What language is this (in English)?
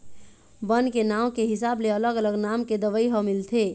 Chhattisgarhi